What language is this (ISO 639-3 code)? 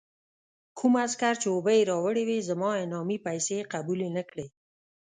pus